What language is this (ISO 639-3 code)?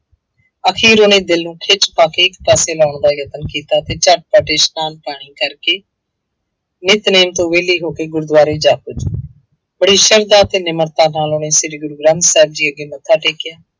pan